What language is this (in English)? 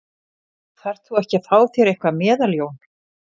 Icelandic